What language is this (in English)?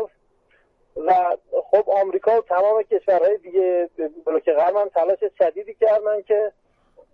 Persian